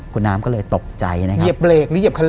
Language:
Thai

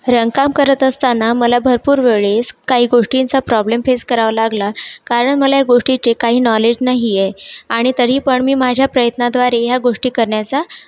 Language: Marathi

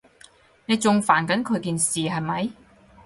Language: Cantonese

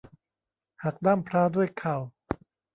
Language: Thai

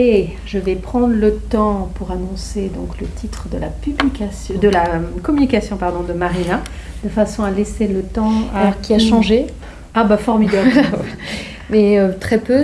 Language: French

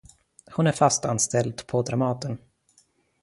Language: Swedish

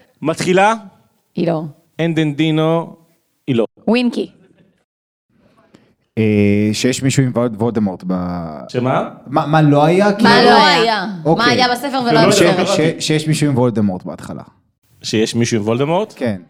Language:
Hebrew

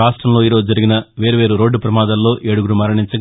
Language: Telugu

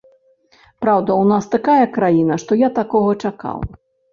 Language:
Belarusian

